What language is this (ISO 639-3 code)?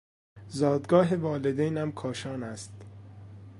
fas